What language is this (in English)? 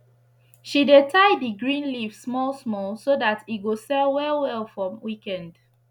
Nigerian Pidgin